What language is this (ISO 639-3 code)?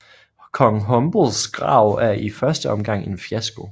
dan